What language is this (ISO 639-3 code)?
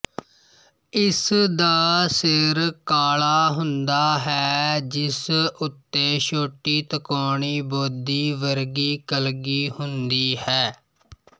pan